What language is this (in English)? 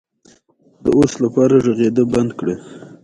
Pashto